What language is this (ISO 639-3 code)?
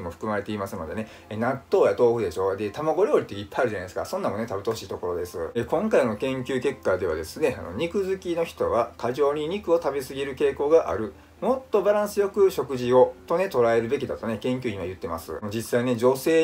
jpn